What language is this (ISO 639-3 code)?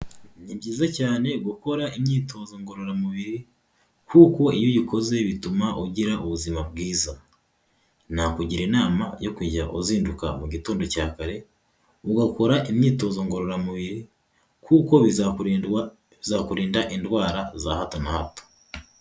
kin